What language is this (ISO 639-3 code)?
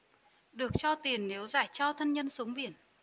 vie